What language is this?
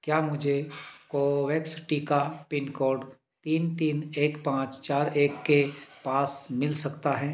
Hindi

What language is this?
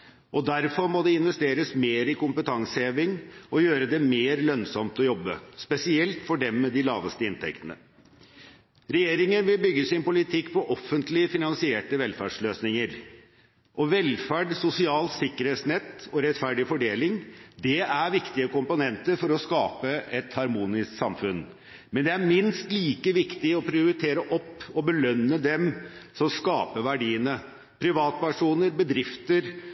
Norwegian Bokmål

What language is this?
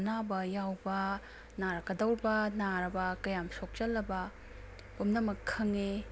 Manipuri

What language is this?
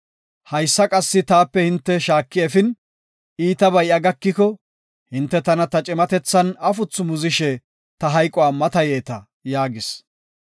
Gofa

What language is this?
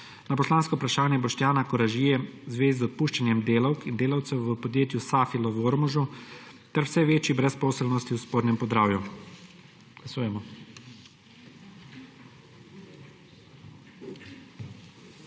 Slovenian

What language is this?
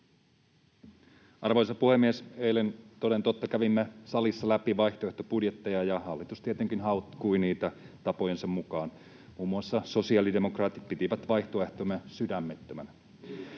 Finnish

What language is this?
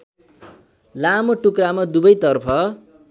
Nepali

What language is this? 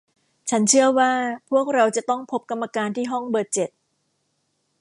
Thai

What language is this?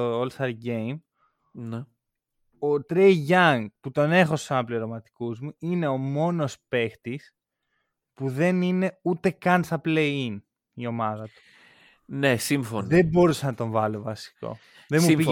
Greek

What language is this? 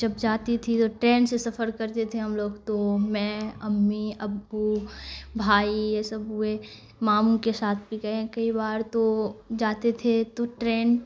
Urdu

